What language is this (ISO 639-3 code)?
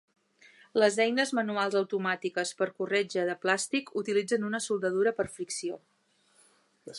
cat